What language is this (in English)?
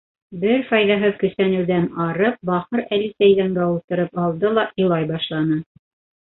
Bashkir